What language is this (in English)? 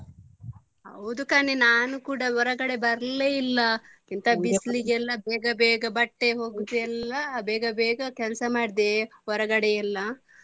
Kannada